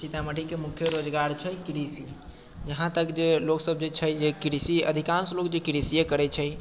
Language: Maithili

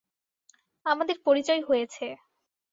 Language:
Bangla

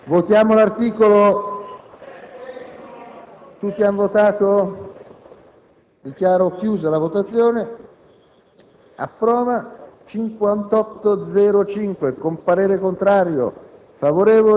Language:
Italian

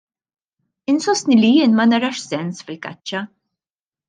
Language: Maltese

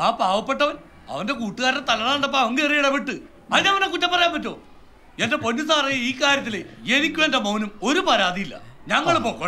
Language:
English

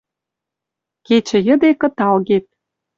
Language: Western Mari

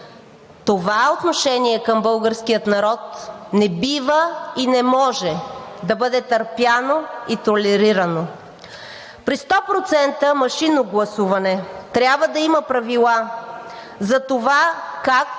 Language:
Bulgarian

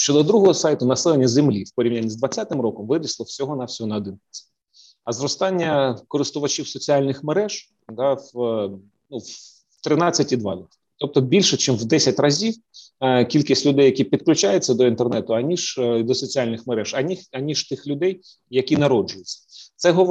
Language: Ukrainian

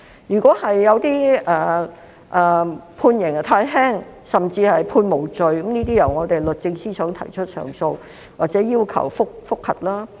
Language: Cantonese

